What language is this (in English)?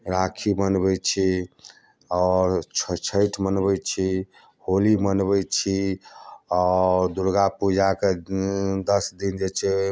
Maithili